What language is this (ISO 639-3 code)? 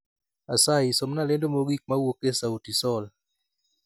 luo